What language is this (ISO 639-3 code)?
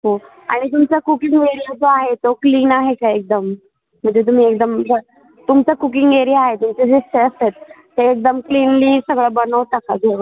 mar